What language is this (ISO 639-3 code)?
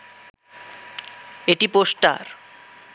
ben